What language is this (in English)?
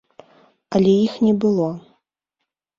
Belarusian